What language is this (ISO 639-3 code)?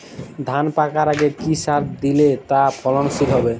ben